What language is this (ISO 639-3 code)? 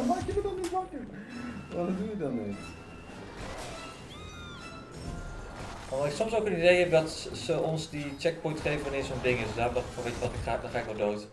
nld